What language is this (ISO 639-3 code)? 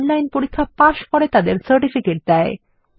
ben